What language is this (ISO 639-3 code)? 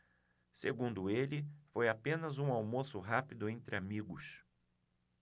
por